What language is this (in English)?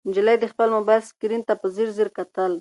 Pashto